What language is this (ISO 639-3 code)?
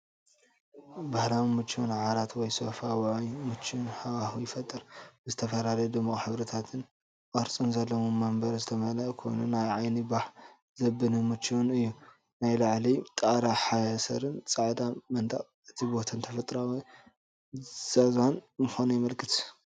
tir